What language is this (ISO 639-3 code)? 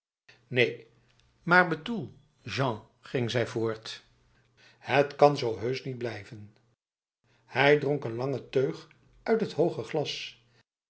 nld